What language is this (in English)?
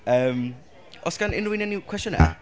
Welsh